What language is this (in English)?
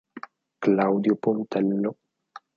Italian